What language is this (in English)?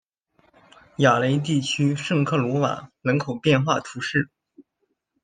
Chinese